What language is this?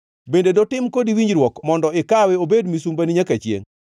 Luo (Kenya and Tanzania)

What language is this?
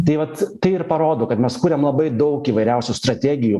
Lithuanian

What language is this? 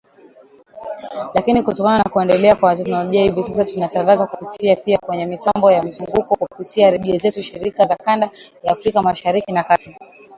Swahili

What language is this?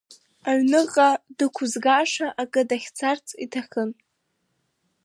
Abkhazian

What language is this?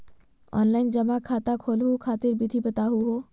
Magahi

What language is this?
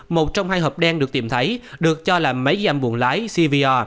Vietnamese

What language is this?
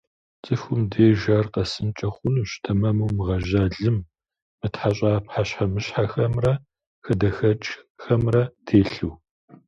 Kabardian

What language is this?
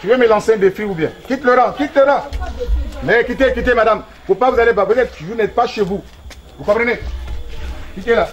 French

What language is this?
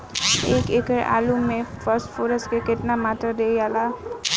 Bhojpuri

